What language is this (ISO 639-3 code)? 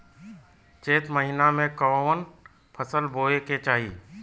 bho